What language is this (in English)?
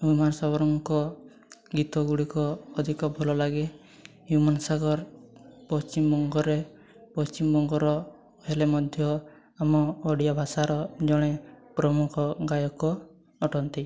Odia